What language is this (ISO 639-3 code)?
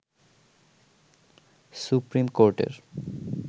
ben